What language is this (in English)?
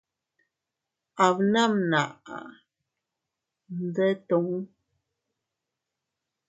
Teutila Cuicatec